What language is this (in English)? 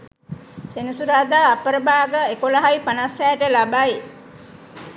Sinhala